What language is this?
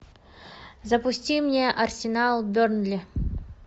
Russian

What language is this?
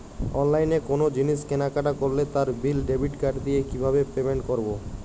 Bangla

